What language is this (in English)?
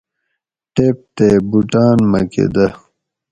Gawri